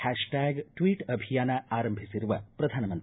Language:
Kannada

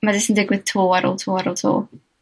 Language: Welsh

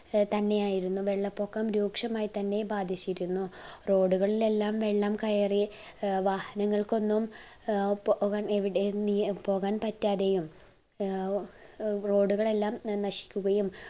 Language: Malayalam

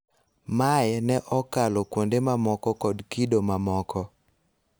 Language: Luo (Kenya and Tanzania)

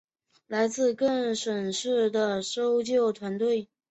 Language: Chinese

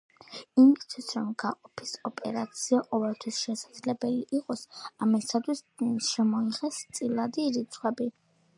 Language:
Georgian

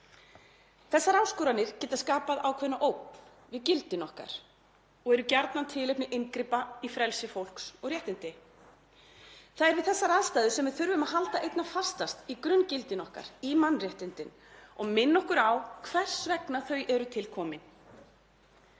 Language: Icelandic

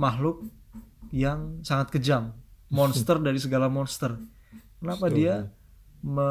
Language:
Indonesian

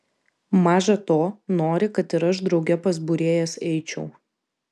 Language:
Lithuanian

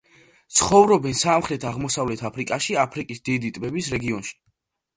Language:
Georgian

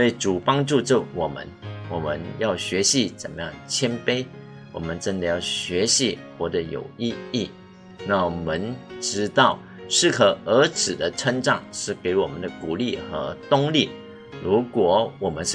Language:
Chinese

